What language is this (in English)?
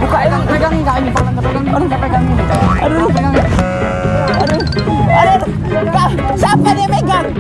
Indonesian